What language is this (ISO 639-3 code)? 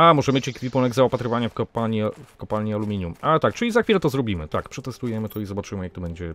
pol